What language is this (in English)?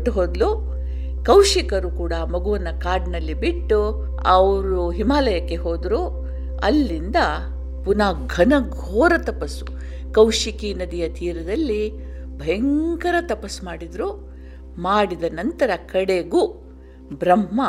Kannada